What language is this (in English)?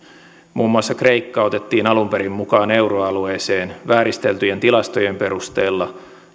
Finnish